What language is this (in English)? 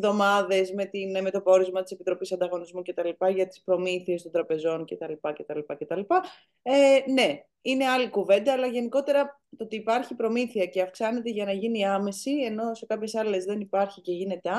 Greek